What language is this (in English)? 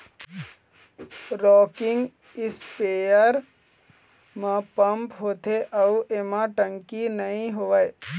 Chhattisgarhi